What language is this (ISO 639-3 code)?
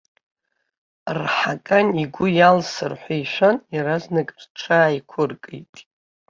abk